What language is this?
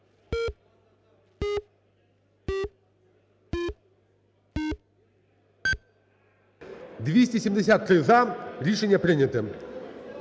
Ukrainian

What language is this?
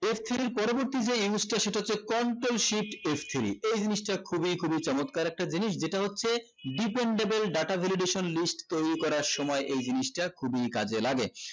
Bangla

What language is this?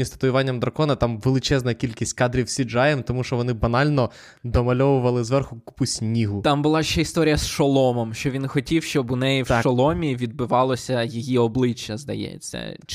Ukrainian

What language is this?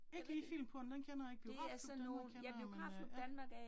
Danish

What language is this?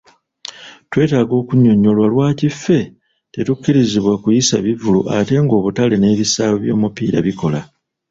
Ganda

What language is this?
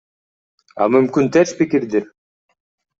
Kyrgyz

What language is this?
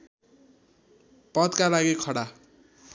Nepali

